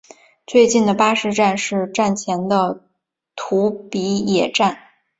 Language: Chinese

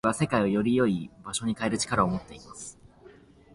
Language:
Japanese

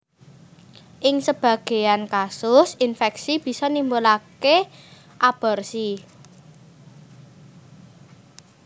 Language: Javanese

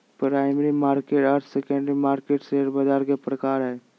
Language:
Magahi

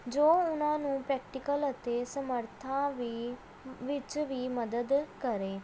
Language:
Punjabi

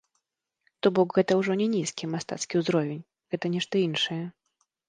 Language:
Belarusian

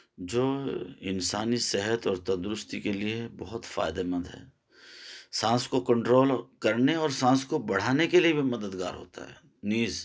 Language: Urdu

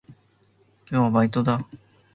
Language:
Japanese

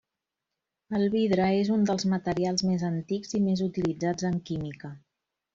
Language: Catalan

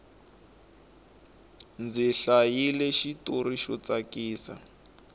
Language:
Tsonga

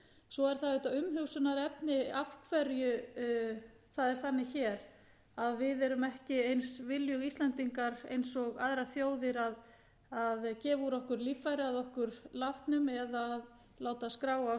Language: Icelandic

